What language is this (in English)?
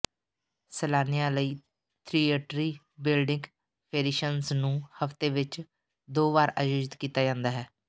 Punjabi